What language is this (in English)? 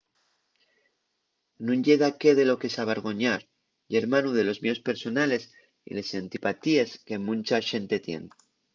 Asturian